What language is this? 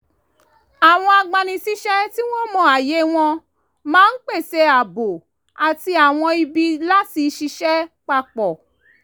Yoruba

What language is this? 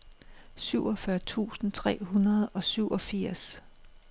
Danish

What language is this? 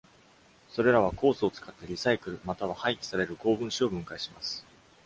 Japanese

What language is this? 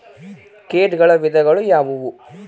Kannada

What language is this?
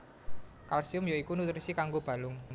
Javanese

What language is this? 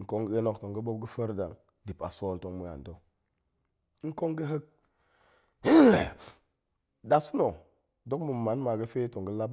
Goemai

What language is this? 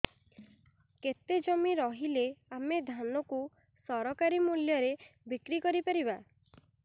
Odia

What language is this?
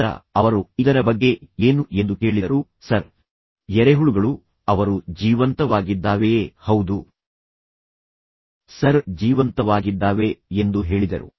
Kannada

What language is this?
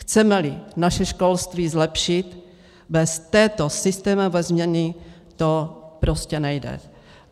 Czech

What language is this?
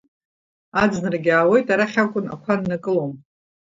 Abkhazian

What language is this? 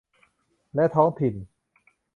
Thai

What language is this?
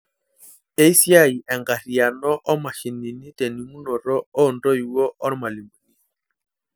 Masai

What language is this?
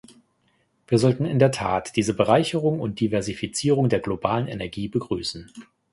German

